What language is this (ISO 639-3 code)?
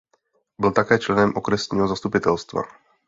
ces